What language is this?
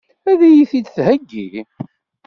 Kabyle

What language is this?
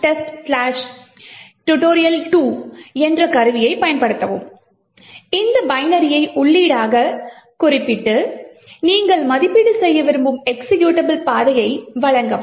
Tamil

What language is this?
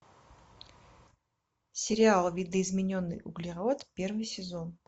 Russian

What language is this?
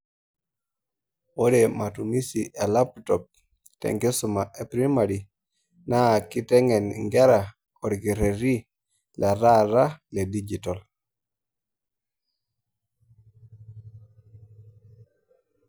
Masai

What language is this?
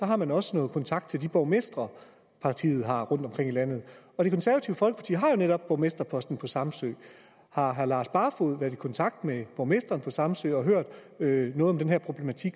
Danish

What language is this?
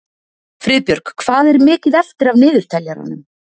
Icelandic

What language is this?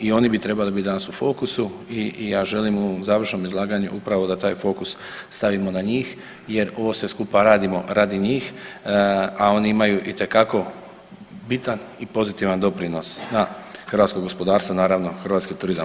Croatian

